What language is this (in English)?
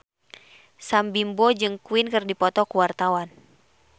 Sundanese